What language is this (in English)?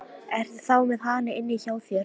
Icelandic